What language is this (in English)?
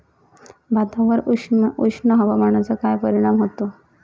Marathi